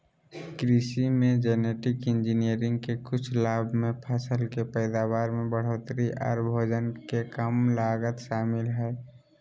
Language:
Magahi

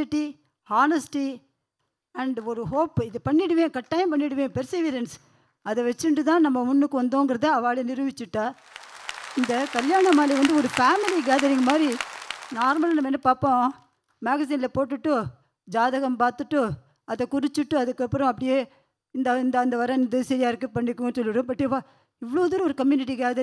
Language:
Tamil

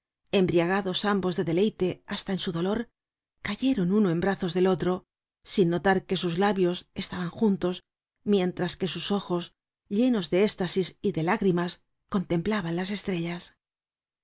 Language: Spanish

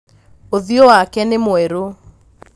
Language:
Kikuyu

